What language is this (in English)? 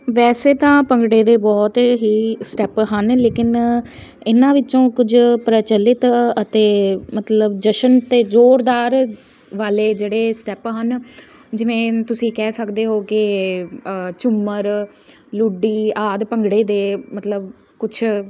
Punjabi